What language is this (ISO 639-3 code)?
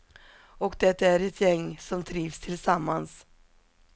swe